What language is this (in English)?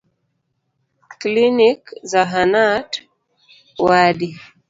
Luo (Kenya and Tanzania)